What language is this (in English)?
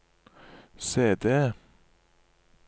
Norwegian